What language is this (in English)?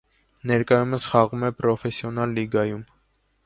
Armenian